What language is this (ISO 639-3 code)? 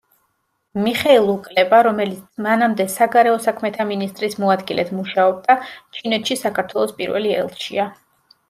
kat